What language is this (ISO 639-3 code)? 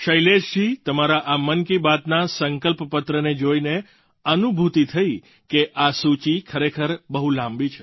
guj